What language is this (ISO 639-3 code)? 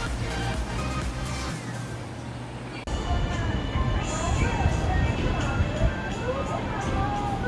zho